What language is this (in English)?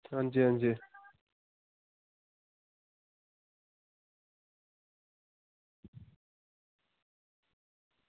Dogri